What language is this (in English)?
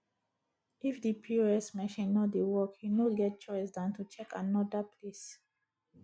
Nigerian Pidgin